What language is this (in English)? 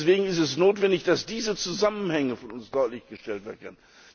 German